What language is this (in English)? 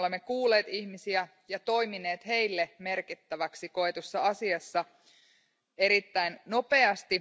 Finnish